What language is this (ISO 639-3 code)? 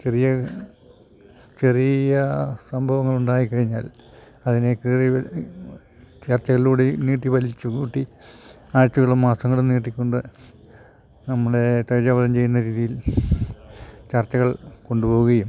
mal